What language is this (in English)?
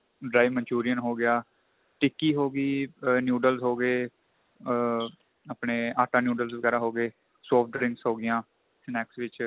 Punjabi